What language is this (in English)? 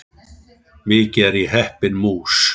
Icelandic